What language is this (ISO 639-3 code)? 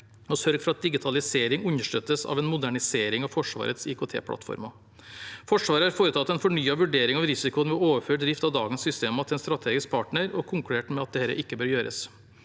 nor